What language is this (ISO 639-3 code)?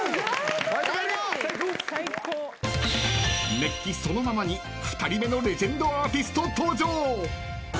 jpn